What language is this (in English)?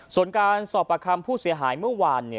Thai